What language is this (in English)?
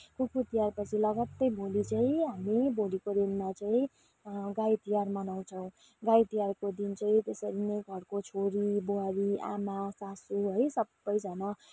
Nepali